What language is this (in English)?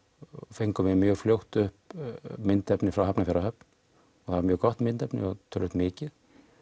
Icelandic